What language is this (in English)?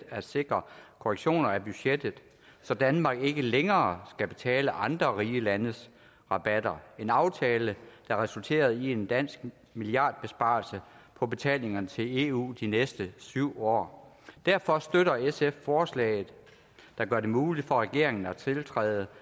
Danish